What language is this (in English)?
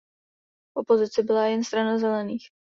Czech